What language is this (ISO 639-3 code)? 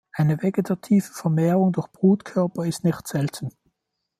deu